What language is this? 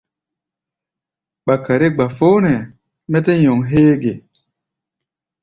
Gbaya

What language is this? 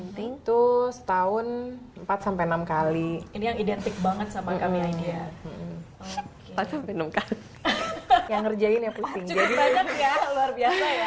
Indonesian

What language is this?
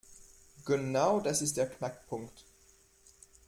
German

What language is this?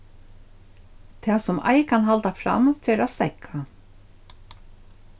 Faroese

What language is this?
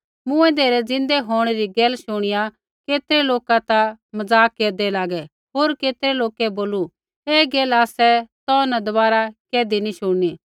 Kullu Pahari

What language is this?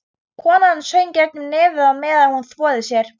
Icelandic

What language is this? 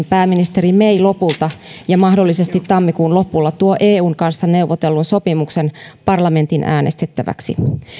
Finnish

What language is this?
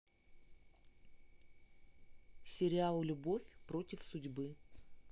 Russian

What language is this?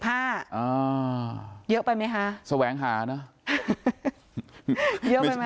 Thai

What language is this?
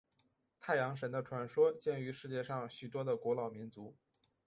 Chinese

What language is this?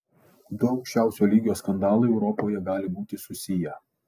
Lithuanian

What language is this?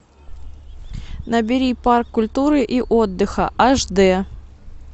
Russian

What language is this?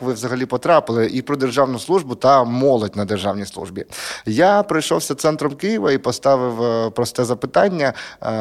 Ukrainian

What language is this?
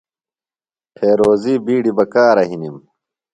Phalura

